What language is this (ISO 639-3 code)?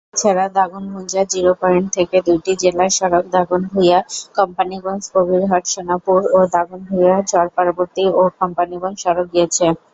ben